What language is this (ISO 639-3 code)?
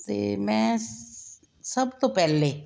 pan